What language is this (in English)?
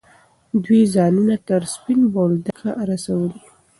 Pashto